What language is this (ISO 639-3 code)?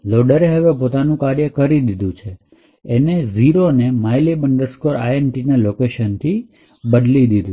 guj